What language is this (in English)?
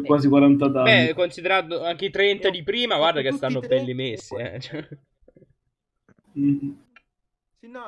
Italian